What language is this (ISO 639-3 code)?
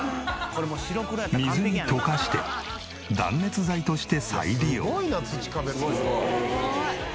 jpn